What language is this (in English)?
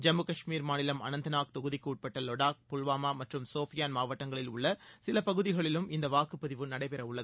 Tamil